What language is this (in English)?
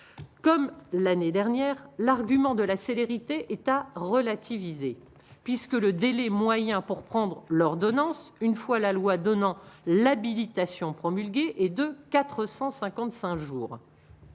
French